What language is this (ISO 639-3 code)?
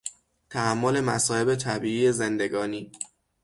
fas